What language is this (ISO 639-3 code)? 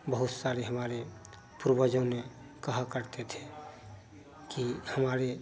hin